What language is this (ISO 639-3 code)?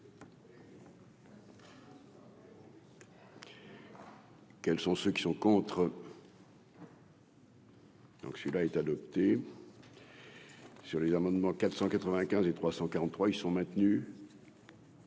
fra